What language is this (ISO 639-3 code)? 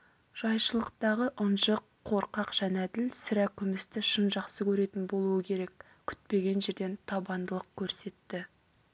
kaz